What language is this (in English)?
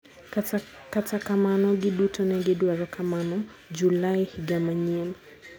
Luo (Kenya and Tanzania)